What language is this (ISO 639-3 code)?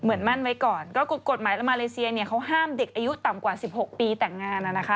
tha